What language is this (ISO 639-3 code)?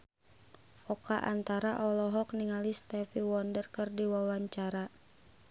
sun